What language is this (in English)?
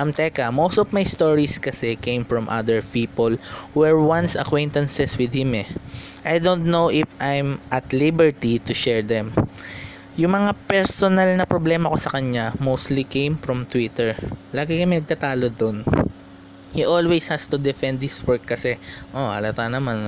Filipino